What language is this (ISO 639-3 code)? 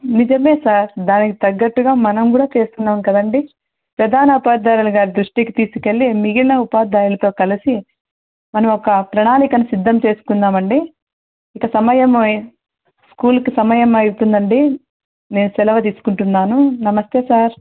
tel